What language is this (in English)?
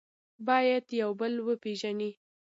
Pashto